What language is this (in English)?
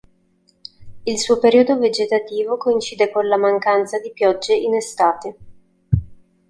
Italian